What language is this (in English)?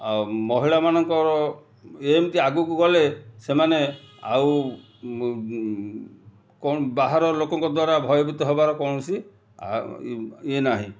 Odia